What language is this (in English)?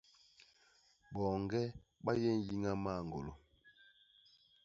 Basaa